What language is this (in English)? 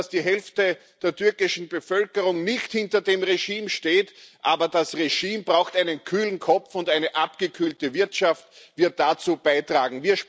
German